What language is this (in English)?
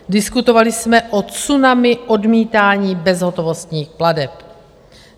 Czech